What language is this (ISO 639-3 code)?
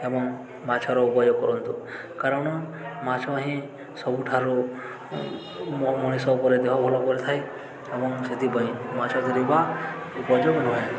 ori